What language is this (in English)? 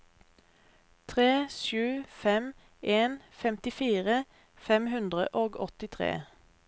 Norwegian